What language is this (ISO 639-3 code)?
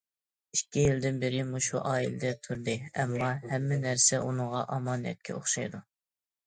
uig